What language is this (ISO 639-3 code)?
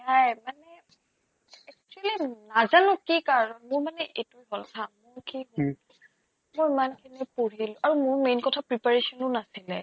asm